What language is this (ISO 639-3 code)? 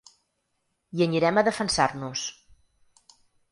cat